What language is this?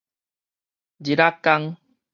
Min Nan Chinese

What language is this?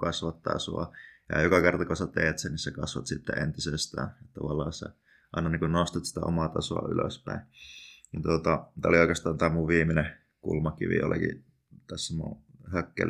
Finnish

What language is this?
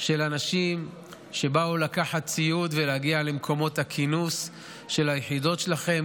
Hebrew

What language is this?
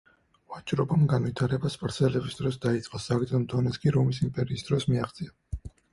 Georgian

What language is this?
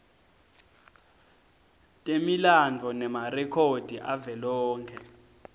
Swati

